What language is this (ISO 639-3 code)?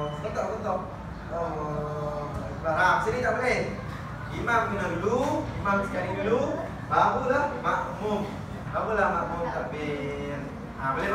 msa